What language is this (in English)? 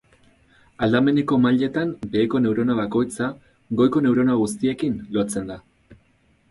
Basque